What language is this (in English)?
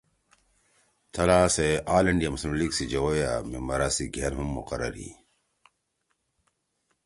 Torwali